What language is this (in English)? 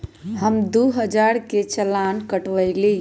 Magahi